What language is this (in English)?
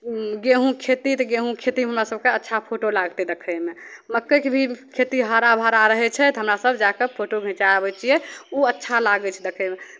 Maithili